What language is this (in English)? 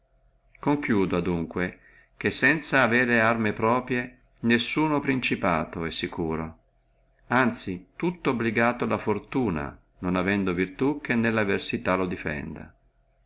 Italian